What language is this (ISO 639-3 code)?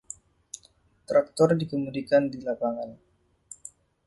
ind